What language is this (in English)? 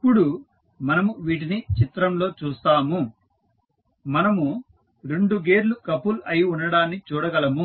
Telugu